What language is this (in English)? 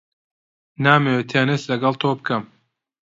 Central Kurdish